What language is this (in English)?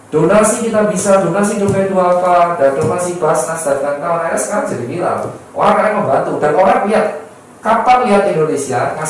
Indonesian